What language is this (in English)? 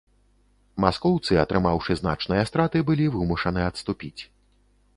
Belarusian